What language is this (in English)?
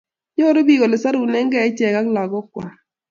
Kalenjin